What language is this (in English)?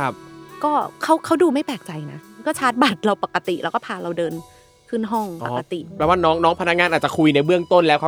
Thai